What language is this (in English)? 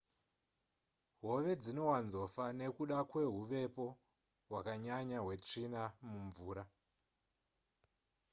Shona